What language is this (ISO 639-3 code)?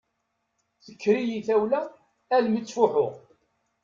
kab